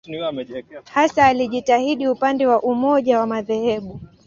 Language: Swahili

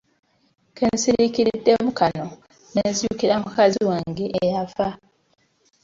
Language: Ganda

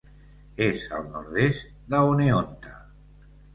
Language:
Catalan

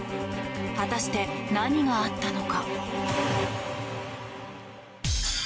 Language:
Japanese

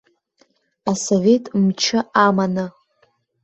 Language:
Abkhazian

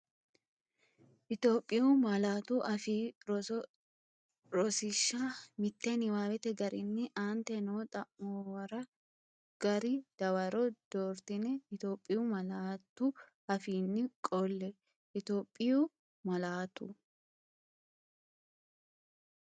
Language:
Sidamo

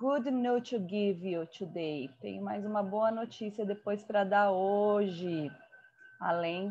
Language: Portuguese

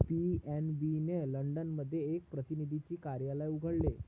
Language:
Marathi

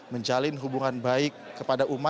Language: Indonesian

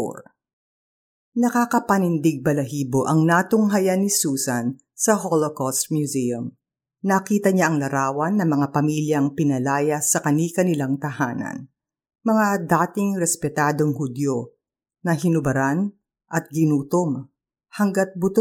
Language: Filipino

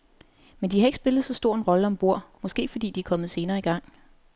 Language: Danish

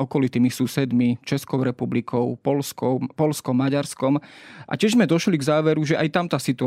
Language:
Slovak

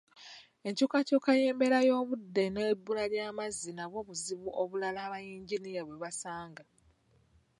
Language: Ganda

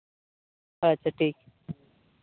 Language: Santali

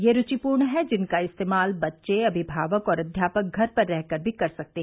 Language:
Hindi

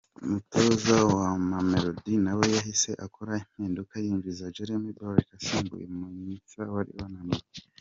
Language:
Kinyarwanda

